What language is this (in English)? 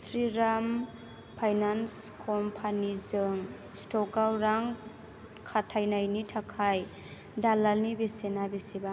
Bodo